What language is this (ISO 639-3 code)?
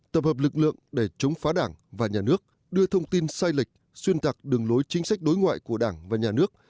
vie